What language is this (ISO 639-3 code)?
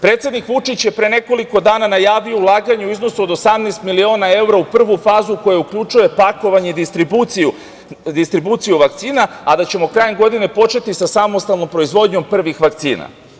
srp